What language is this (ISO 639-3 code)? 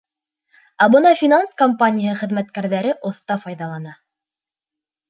bak